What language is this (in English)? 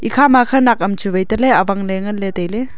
Wancho Naga